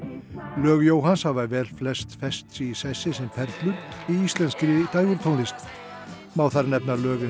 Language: Icelandic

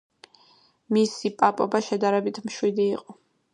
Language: Georgian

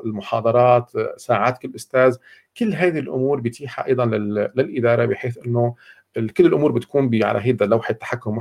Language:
Arabic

